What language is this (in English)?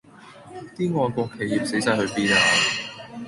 Cantonese